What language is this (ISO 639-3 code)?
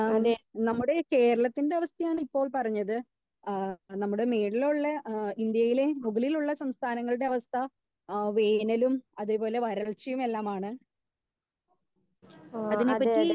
mal